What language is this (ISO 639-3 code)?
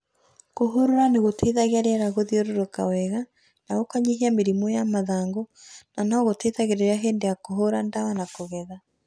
kik